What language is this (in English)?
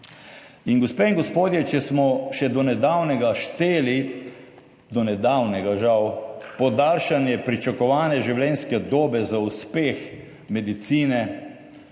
Slovenian